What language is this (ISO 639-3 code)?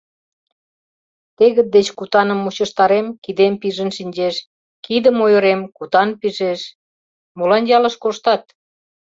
chm